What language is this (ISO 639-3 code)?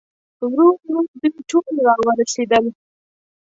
pus